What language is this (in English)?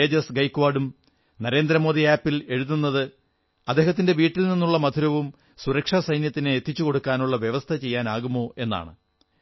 Malayalam